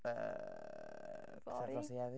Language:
Welsh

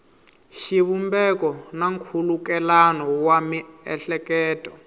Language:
Tsonga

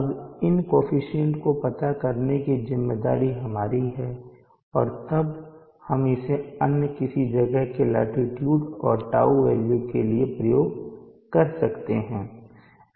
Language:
Hindi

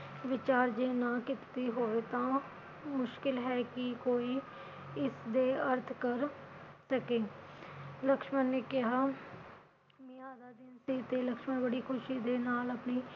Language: Punjabi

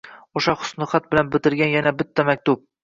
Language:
Uzbek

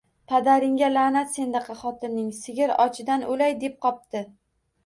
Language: Uzbek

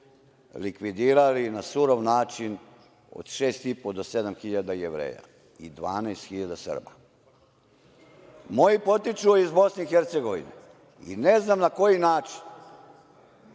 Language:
Serbian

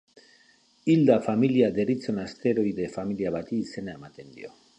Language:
Basque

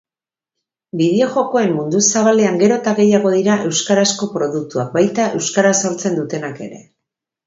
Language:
Basque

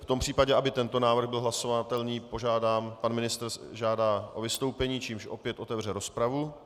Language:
Czech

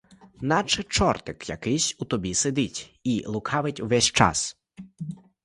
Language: Ukrainian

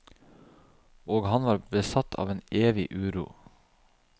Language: Norwegian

